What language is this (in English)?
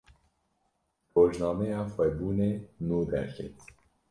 Kurdish